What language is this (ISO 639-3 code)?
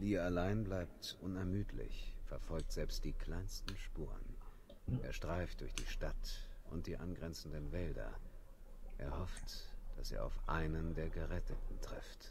deu